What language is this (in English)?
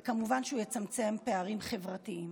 Hebrew